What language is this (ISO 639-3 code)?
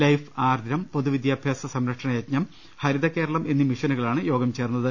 mal